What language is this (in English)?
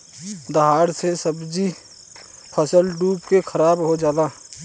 Bhojpuri